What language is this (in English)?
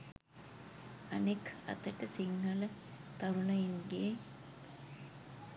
Sinhala